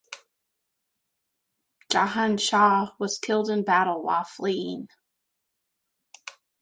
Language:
English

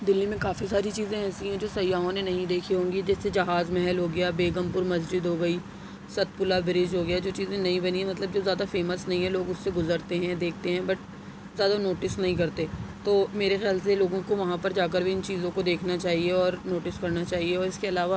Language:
Urdu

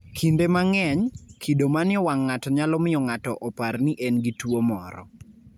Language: Luo (Kenya and Tanzania)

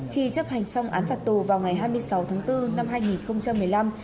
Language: Vietnamese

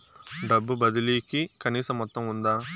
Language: Telugu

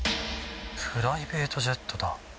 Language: Japanese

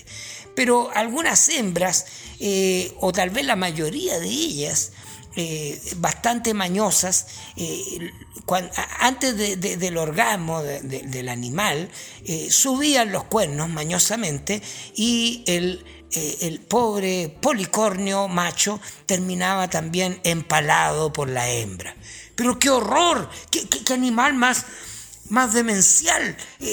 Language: Spanish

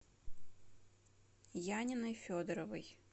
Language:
Russian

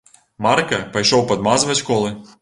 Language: Belarusian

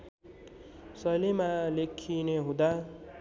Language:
Nepali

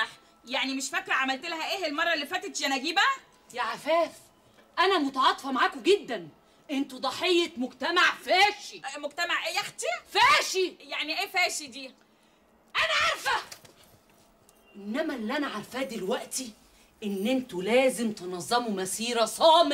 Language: Arabic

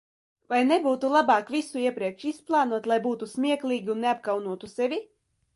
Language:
Latvian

